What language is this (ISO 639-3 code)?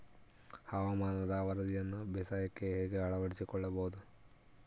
kan